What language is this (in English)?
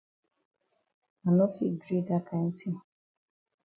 Cameroon Pidgin